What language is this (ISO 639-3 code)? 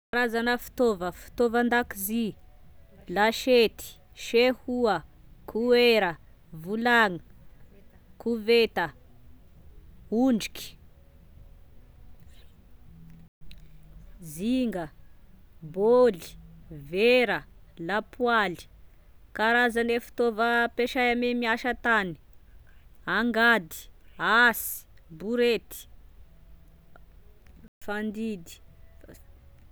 tkg